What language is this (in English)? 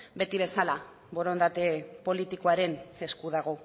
Basque